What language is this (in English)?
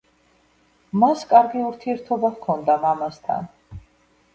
Georgian